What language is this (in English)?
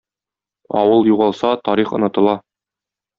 Tatar